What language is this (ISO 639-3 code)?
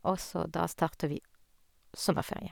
nor